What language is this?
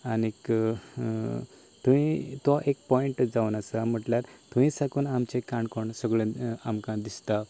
Konkani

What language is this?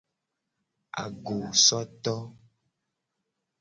Gen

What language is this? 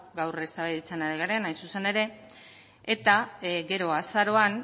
Basque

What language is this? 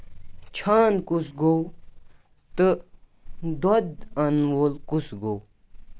Kashmiri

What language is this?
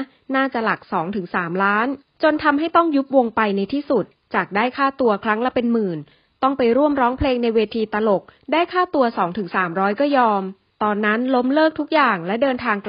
Thai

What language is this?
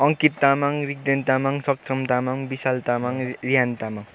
Nepali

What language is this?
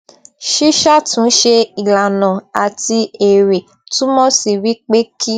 Yoruba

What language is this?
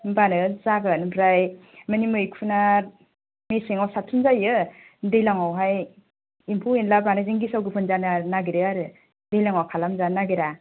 Bodo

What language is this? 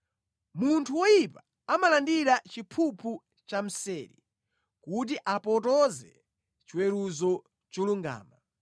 Nyanja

